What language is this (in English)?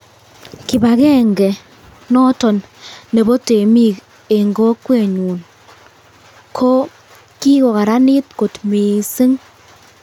Kalenjin